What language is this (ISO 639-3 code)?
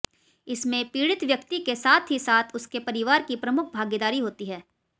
hin